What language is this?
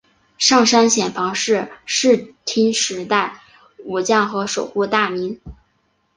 Chinese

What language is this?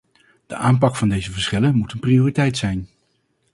Dutch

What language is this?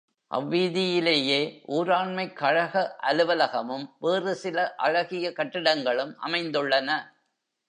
Tamil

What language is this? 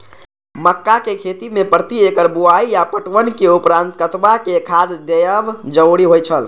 Maithili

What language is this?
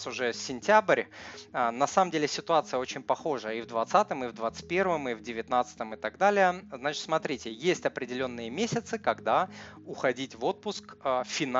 Russian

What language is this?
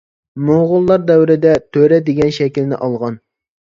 Uyghur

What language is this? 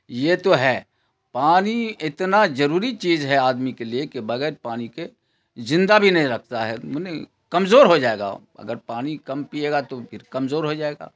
Urdu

